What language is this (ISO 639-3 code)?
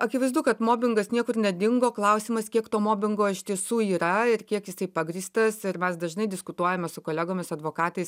lit